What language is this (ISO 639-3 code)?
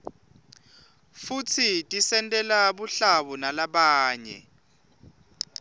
ssw